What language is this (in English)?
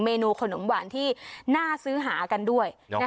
Thai